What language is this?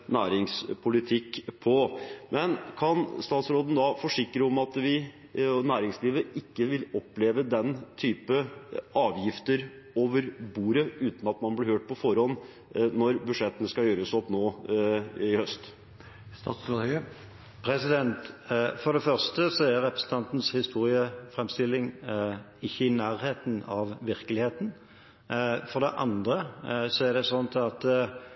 Norwegian Bokmål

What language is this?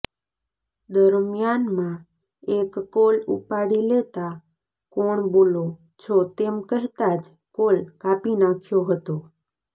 Gujarati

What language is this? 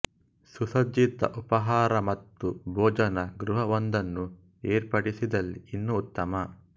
Kannada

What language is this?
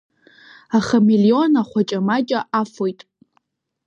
Abkhazian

